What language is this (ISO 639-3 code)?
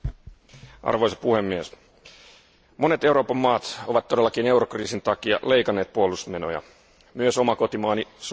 fin